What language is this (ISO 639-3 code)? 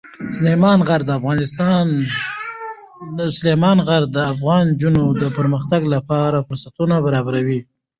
pus